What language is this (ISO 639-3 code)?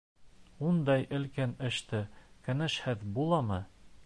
bak